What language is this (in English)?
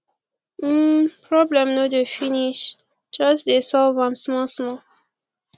Nigerian Pidgin